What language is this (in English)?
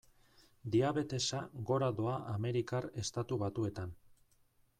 Basque